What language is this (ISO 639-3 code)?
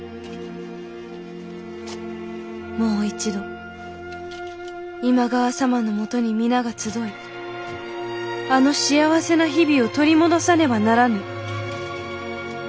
jpn